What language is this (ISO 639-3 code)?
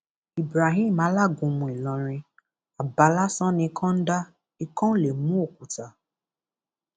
yor